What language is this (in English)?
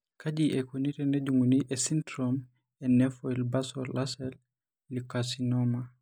Masai